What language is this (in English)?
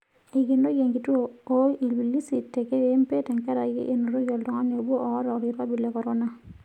Masai